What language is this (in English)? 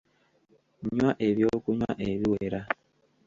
Ganda